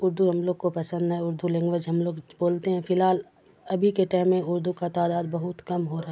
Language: Urdu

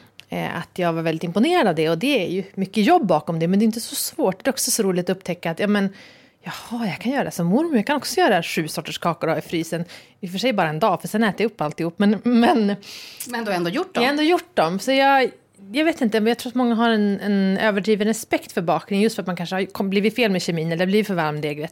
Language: Swedish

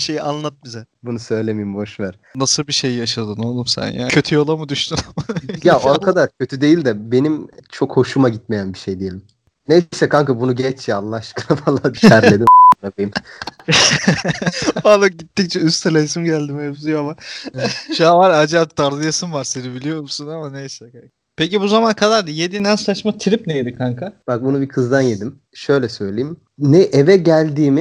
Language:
Turkish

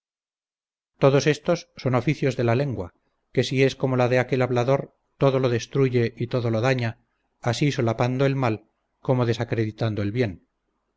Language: Spanish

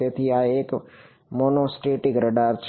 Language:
Gujarati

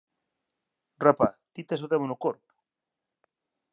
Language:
Galician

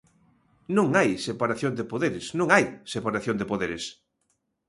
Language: Galician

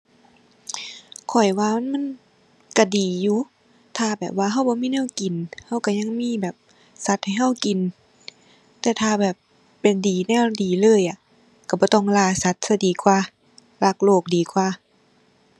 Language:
Thai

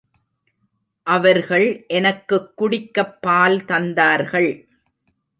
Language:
Tamil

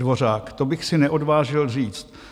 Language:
Czech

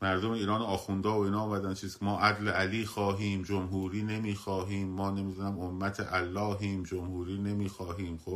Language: Persian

